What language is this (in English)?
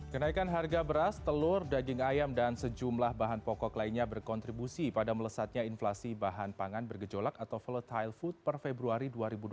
Indonesian